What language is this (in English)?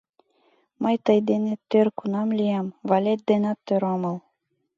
Mari